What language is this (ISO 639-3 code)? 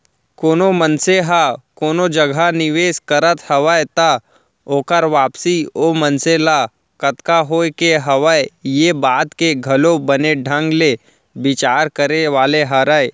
hne